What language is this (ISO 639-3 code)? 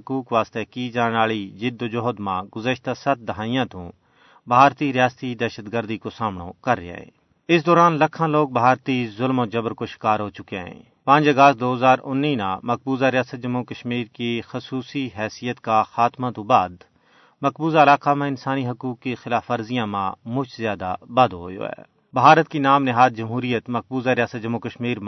urd